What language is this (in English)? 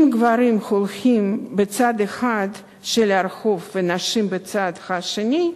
Hebrew